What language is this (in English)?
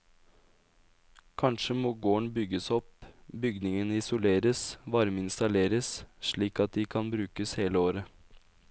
Norwegian